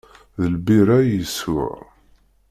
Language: Kabyle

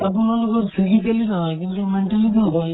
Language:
Assamese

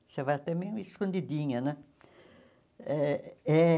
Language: Portuguese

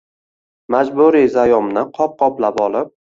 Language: Uzbek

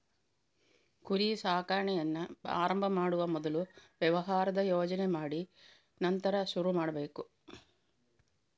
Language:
Kannada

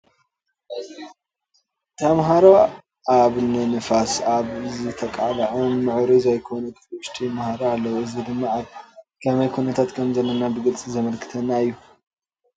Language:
Tigrinya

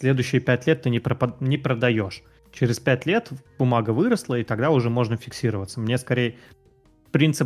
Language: Russian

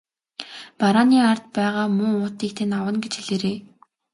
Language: Mongolian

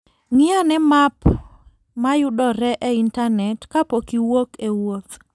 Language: Luo (Kenya and Tanzania)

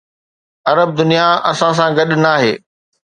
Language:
Sindhi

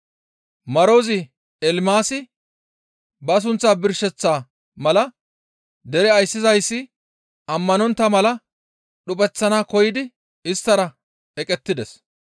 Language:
Gamo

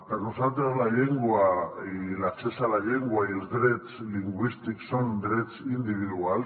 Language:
Catalan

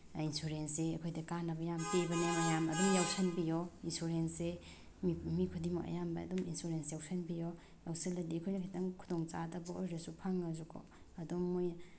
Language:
Manipuri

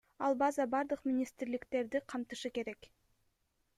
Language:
Kyrgyz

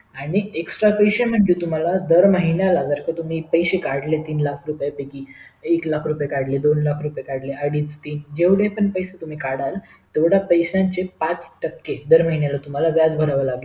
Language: Marathi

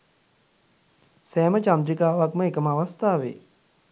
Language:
Sinhala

